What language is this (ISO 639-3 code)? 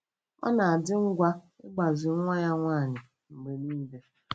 ibo